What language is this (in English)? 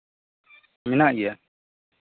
Santali